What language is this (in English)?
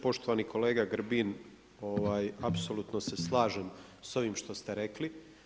Croatian